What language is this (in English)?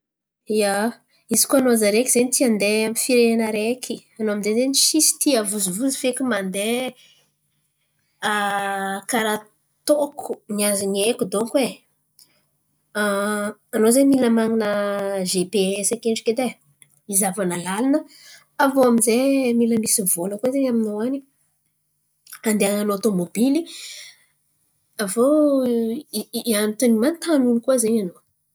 Antankarana Malagasy